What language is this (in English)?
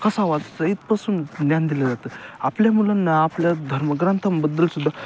Marathi